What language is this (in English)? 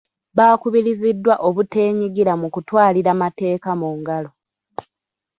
Ganda